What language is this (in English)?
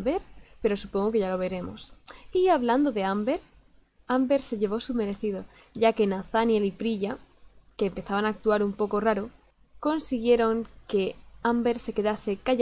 Spanish